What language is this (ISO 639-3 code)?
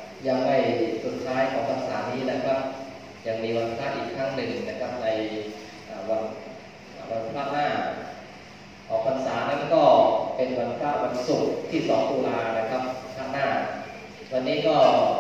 tha